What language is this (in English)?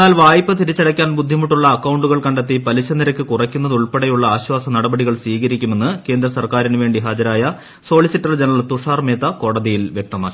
Malayalam